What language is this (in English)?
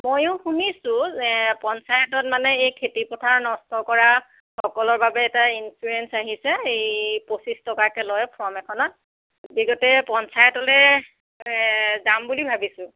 Assamese